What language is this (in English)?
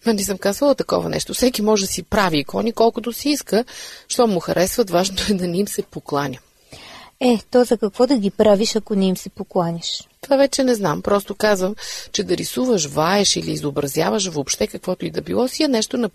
Bulgarian